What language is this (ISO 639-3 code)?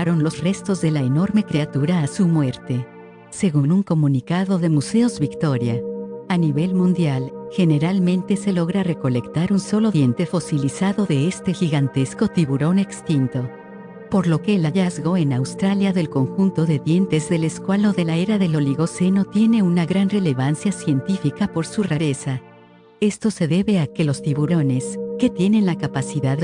spa